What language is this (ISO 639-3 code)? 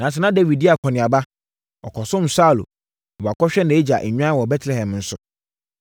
aka